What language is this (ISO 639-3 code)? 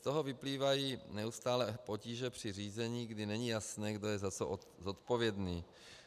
ces